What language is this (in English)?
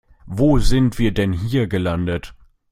German